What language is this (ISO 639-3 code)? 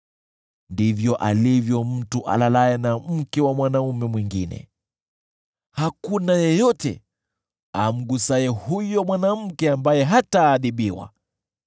swa